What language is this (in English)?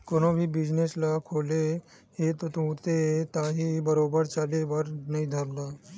Chhattisgarhi